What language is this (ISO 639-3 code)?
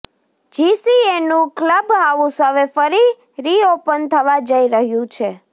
guj